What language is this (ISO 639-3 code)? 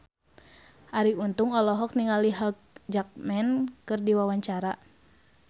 sun